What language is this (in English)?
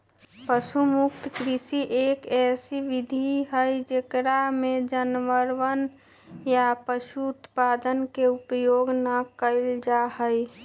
Magahi